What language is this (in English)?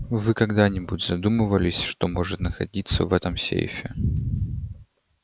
Russian